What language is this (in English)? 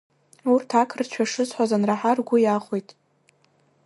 Abkhazian